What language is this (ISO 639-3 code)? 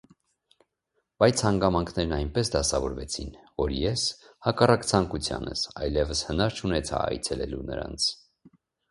hye